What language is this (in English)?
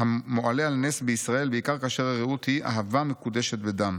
Hebrew